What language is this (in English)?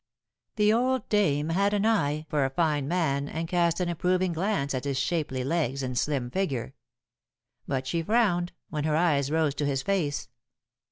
English